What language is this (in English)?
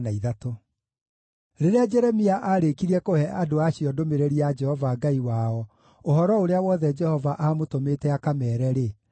Kikuyu